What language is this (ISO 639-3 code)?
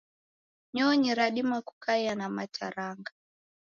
dav